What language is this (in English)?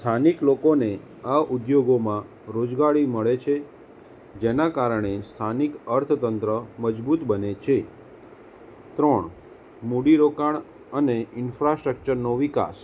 Gujarati